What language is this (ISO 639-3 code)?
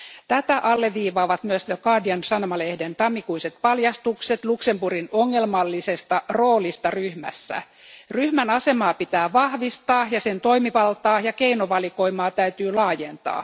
fin